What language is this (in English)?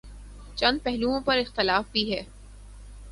Urdu